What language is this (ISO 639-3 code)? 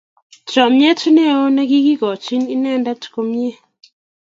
kln